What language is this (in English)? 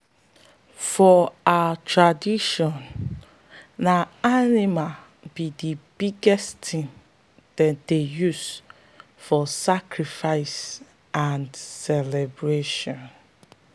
Nigerian Pidgin